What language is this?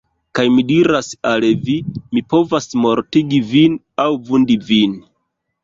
Esperanto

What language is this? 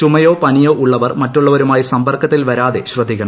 Malayalam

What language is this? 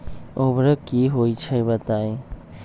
Magahi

